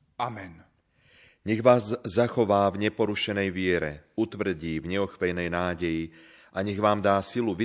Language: Slovak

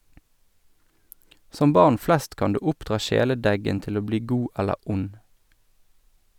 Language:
Norwegian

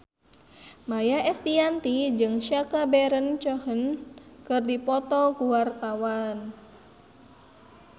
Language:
Sundanese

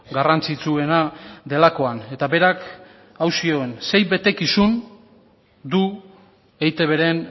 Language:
Basque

